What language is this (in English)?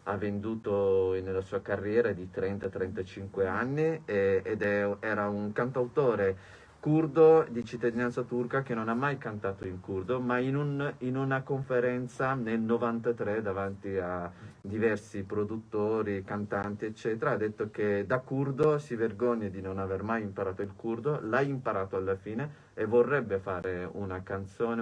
Italian